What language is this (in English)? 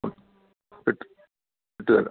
Malayalam